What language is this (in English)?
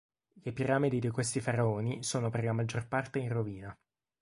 Italian